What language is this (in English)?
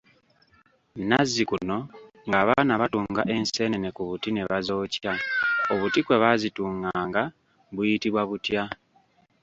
Ganda